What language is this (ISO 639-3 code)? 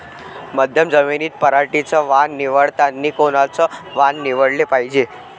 mar